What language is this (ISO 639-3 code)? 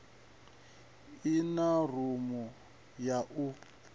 ven